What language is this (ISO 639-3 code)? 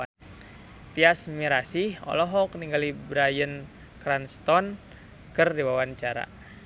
sun